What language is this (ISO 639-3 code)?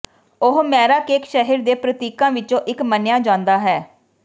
pan